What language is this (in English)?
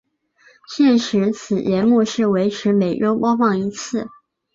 Chinese